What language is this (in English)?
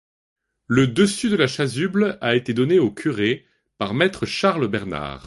French